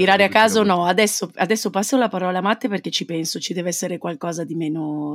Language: Italian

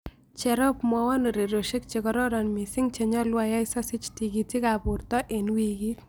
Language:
Kalenjin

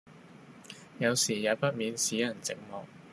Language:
Cantonese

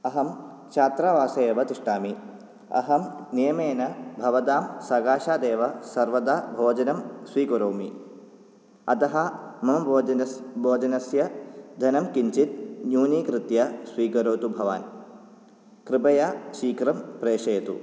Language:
Sanskrit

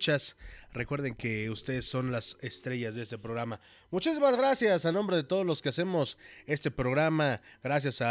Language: Spanish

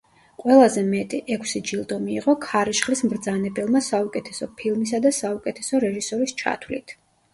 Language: Georgian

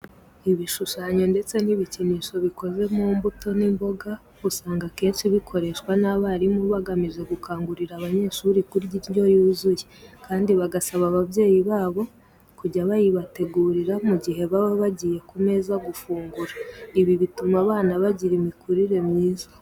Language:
Kinyarwanda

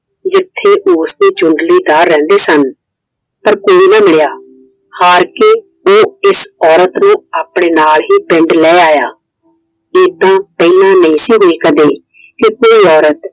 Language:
Punjabi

